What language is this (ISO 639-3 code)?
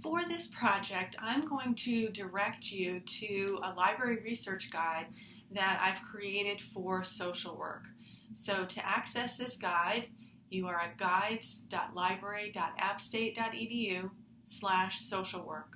eng